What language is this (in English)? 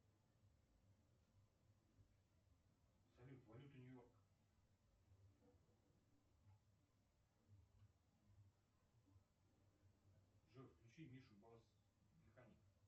Russian